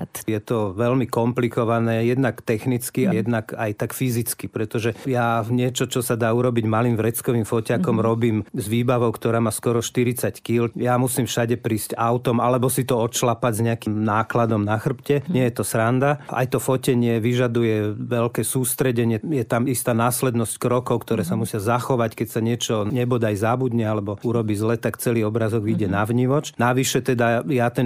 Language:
Slovak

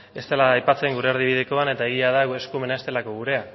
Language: Basque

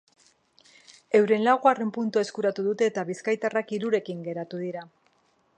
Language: Basque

